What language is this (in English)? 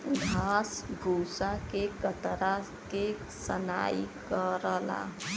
Bhojpuri